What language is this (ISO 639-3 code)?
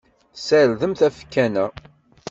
kab